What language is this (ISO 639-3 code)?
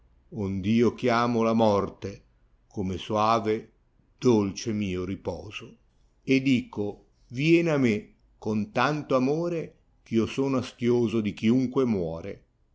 ita